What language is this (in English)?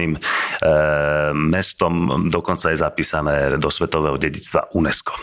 Slovak